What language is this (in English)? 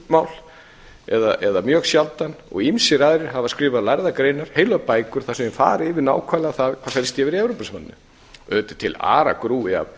Icelandic